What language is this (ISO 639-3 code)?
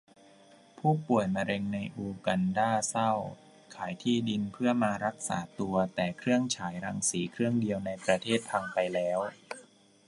tha